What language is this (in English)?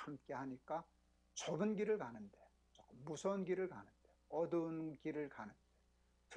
Korean